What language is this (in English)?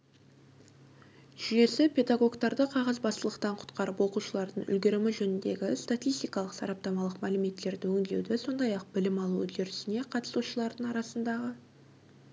Kazakh